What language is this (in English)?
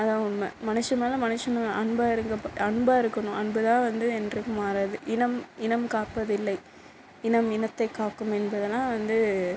Tamil